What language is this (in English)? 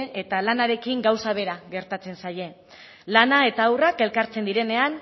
Basque